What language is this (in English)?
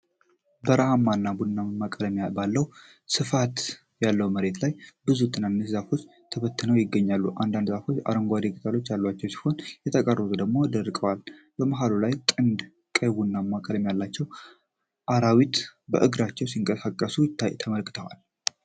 Amharic